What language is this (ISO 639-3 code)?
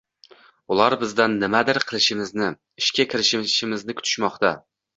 uzb